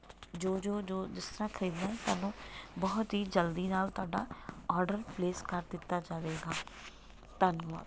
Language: Punjabi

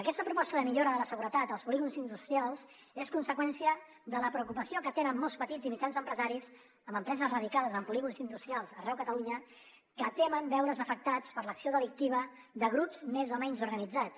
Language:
Catalan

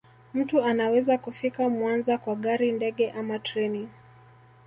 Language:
Swahili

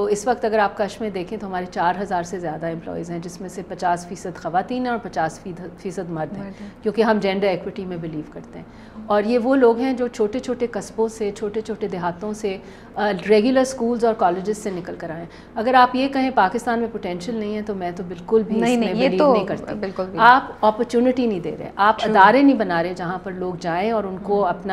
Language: Urdu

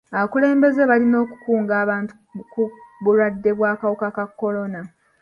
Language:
Ganda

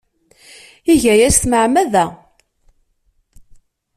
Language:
Kabyle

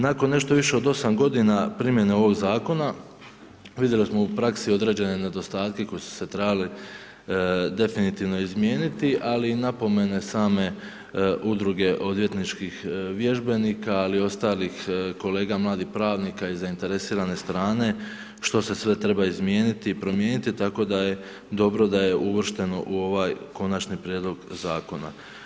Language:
Croatian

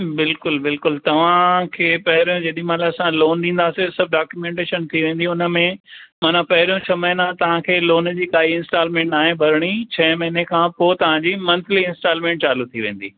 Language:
Sindhi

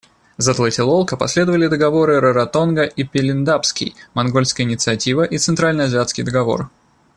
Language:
Russian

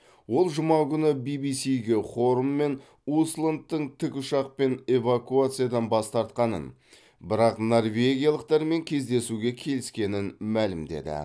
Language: Kazakh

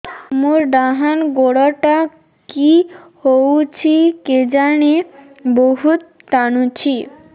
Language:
Odia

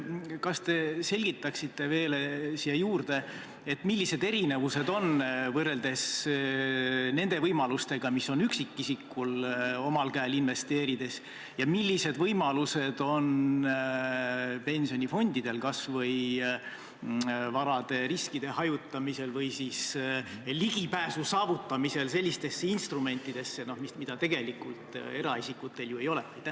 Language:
Estonian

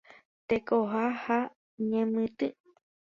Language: Guarani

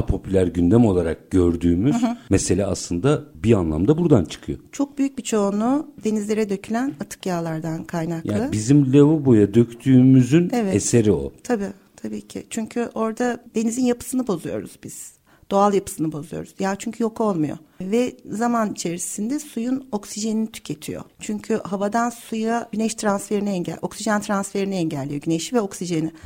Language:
Turkish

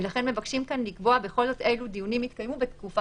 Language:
Hebrew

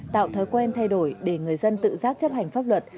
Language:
Vietnamese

